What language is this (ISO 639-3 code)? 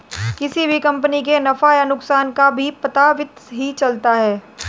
hin